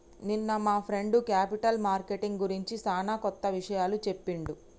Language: Telugu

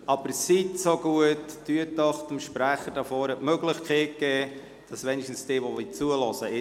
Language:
Swiss German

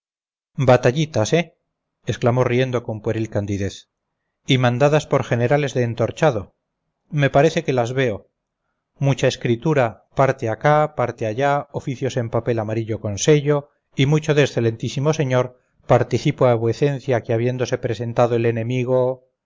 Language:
Spanish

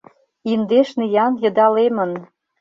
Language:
Mari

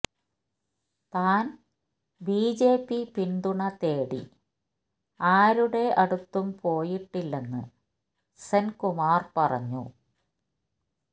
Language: Malayalam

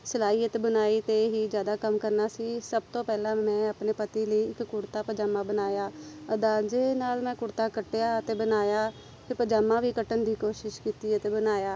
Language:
Punjabi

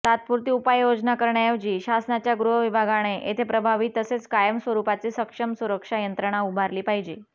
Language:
Marathi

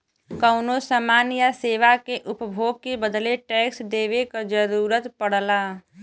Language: Bhojpuri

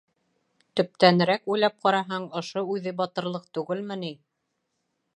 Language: Bashkir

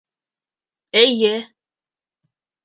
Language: Bashkir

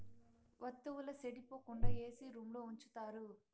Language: Telugu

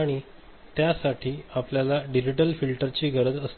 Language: Marathi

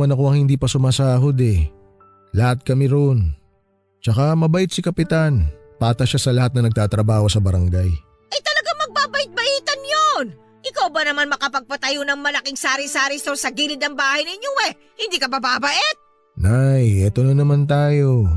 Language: Filipino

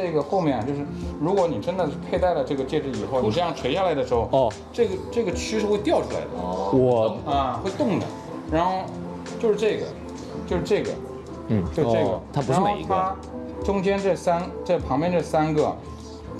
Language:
Chinese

